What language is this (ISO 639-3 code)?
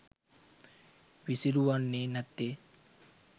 sin